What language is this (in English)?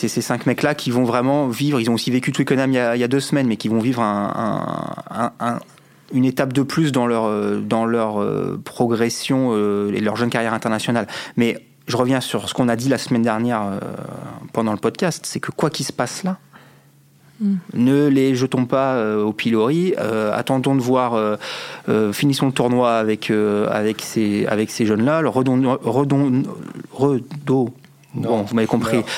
French